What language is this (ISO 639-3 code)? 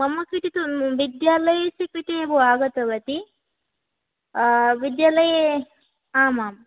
san